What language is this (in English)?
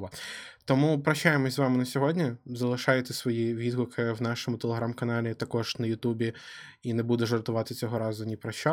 Ukrainian